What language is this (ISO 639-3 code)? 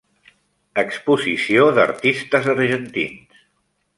cat